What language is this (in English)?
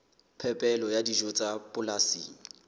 Southern Sotho